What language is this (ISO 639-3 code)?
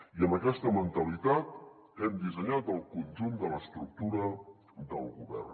cat